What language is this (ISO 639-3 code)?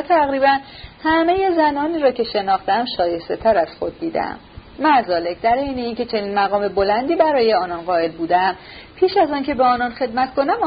fas